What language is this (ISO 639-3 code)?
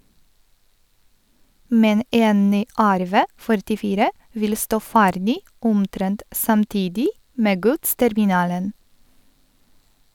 nor